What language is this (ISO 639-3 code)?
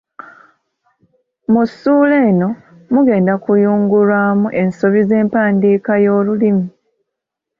lug